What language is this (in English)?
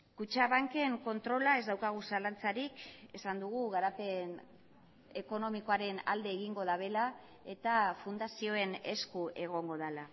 Basque